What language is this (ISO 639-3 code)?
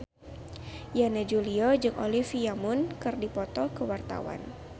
sun